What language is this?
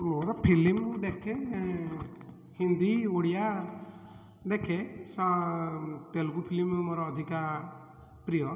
Odia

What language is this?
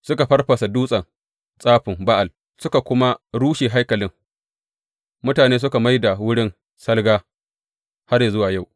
Hausa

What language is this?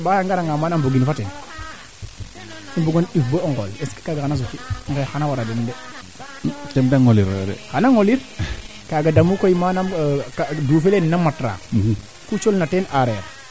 Serer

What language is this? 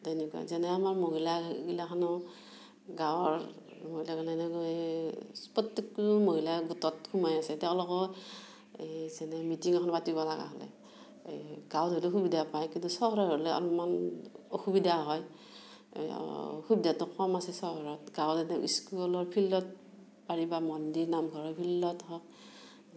Assamese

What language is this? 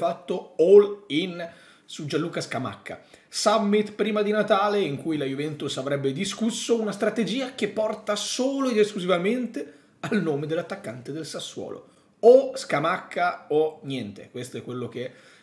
Italian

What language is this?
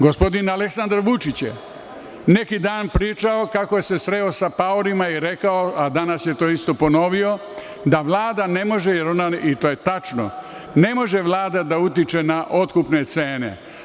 Serbian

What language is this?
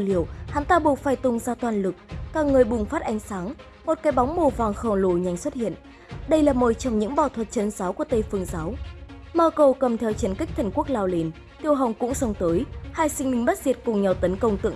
Vietnamese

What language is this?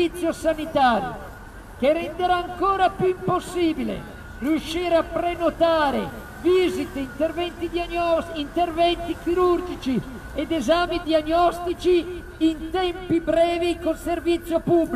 Italian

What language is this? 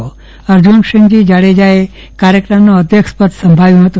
Gujarati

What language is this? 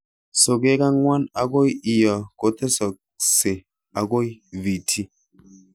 Kalenjin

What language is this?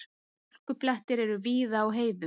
Icelandic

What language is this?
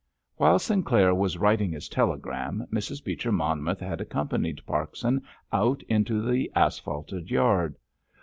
English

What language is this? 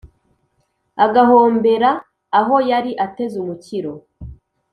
Kinyarwanda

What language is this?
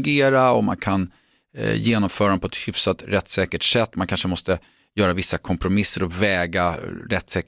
Swedish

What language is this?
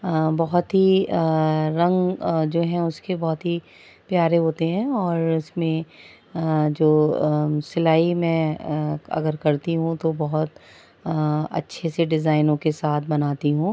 Urdu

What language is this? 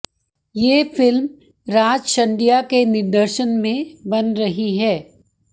Hindi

